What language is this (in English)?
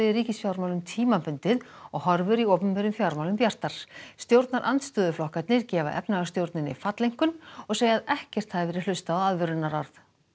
Icelandic